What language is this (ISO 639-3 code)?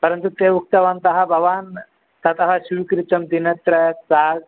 san